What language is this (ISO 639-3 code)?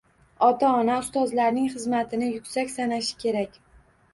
uzb